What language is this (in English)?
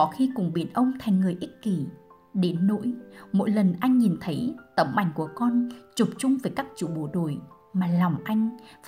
Vietnamese